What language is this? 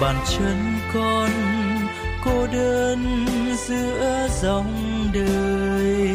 Vietnamese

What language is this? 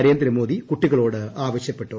Malayalam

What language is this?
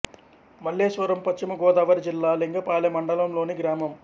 Telugu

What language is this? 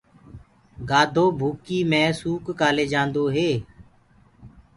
Gurgula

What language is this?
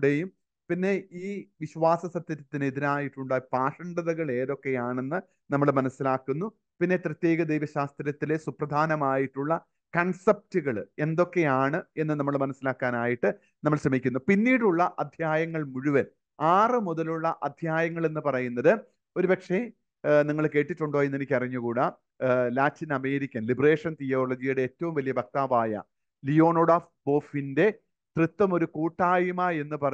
Malayalam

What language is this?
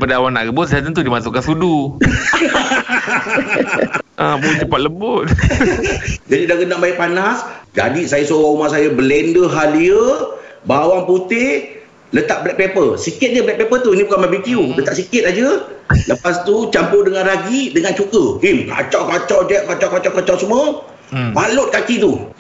Malay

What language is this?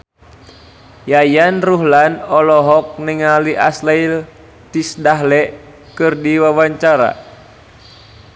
Sundanese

